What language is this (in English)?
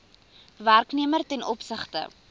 Afrikaans